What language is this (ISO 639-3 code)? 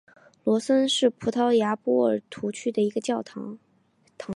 zho